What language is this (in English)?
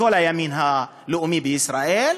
Hebrew